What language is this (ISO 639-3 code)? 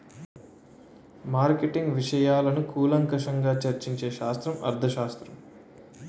tel